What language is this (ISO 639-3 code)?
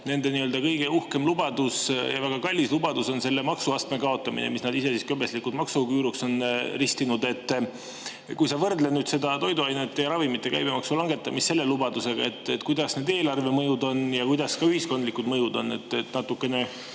est